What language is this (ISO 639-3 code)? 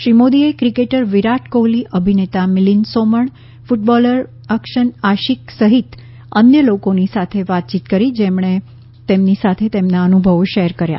guj